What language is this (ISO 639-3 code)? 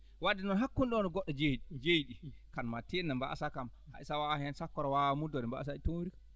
ful